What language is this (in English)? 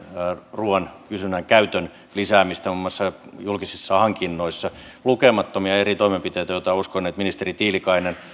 Finnish